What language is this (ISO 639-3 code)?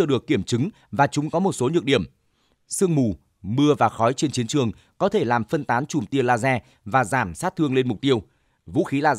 vie